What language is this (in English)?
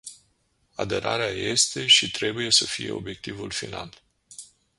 Romanian